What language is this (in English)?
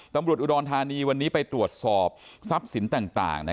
Thai